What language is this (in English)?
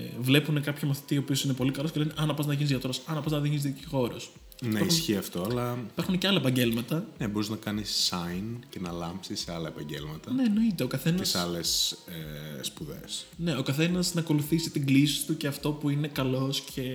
Greek